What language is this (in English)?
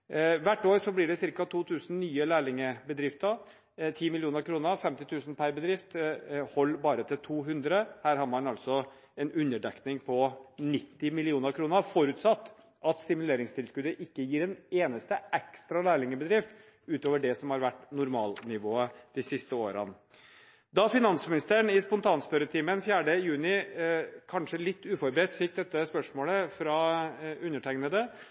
Norwegian Bokmål